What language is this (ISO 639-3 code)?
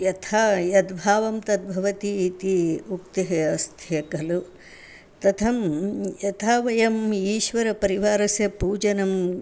san